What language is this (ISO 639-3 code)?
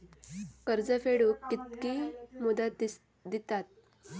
mar